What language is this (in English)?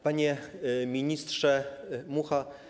Polish